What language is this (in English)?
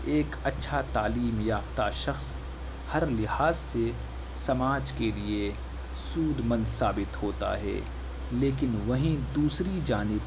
Urdu